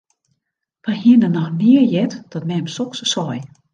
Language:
Western Frisian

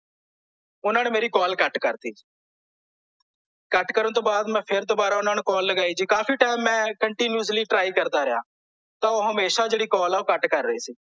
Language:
Punjabi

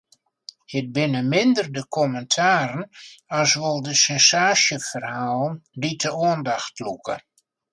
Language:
Western Frisian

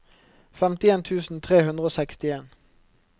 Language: Norwegian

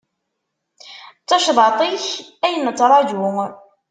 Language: Kabyle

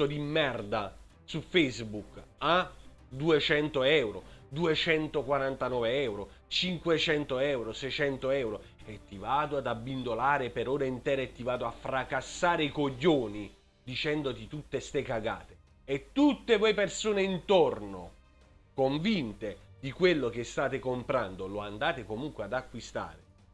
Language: Italian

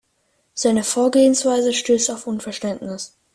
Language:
German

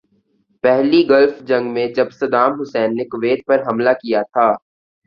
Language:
Urdu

